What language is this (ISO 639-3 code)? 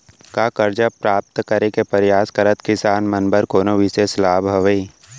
hne